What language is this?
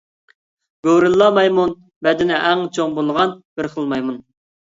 Uyghur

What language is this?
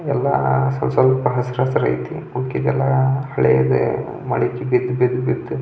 Kannada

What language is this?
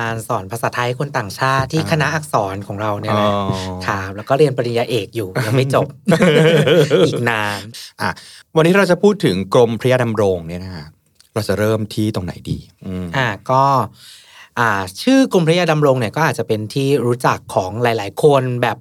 Thai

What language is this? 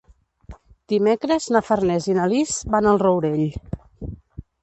Catalan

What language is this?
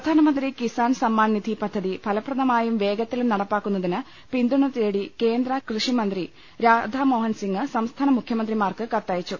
Malayalam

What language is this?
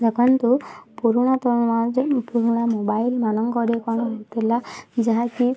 Odia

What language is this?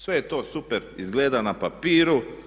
Croatian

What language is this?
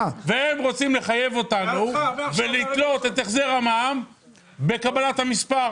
Hebrew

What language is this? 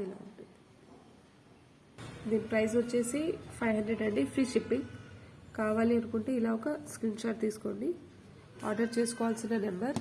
Telugu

